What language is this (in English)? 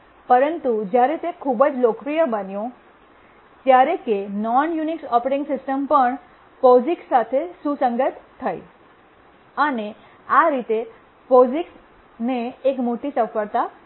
Gujarati